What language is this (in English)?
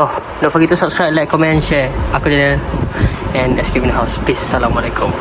Malay